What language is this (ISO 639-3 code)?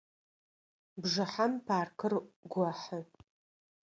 ady